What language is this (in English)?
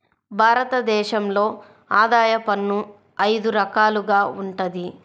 Telugu